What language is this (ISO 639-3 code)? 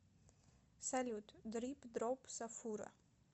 rus